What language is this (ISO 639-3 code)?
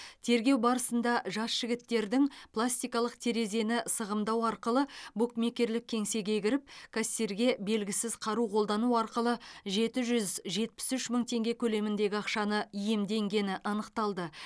kaz